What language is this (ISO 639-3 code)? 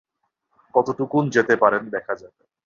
ben